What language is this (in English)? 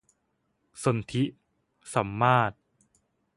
Thai